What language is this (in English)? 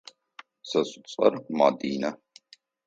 Adyghe